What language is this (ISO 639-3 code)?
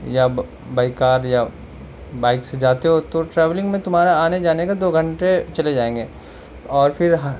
urd